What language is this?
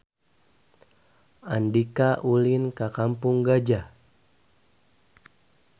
Sundanese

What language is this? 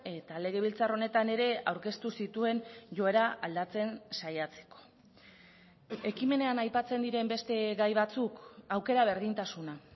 Basque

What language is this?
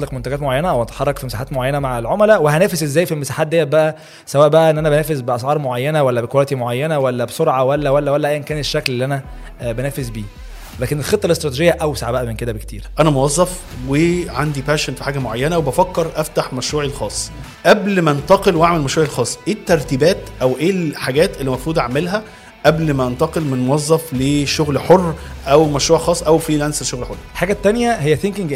Arabic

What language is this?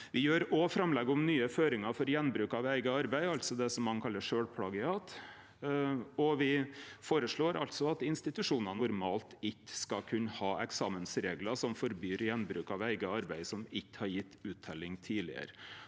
Norwegian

